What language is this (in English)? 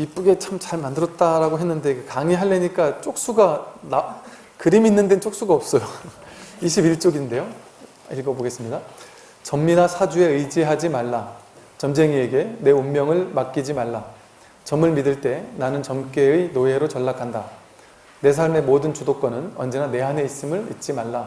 Korean